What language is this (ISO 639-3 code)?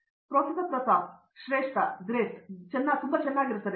kan